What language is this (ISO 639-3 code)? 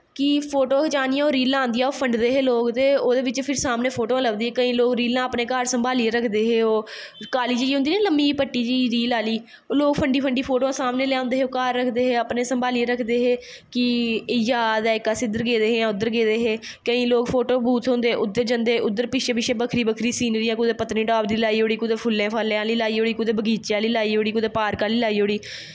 doi